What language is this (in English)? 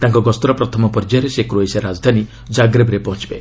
Odia